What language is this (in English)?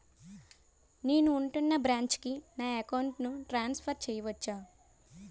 Telugu